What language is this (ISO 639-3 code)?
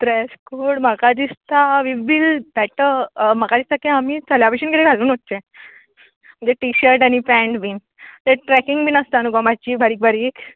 kok